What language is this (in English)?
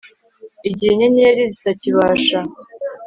Kinyarwanda